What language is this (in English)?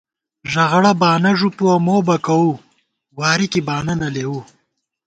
Gawar-Bati